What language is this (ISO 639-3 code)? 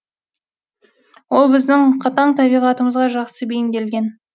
kaz